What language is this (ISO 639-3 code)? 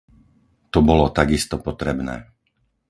slk